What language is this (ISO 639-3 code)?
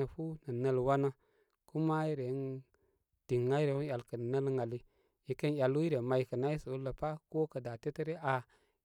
kmy